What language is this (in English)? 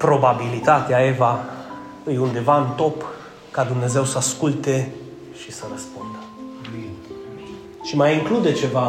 Romanian